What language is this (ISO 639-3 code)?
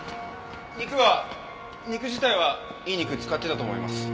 jpn